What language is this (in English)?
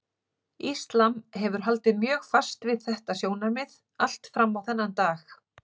Icelandic